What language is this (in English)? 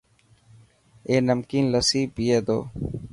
Dhatki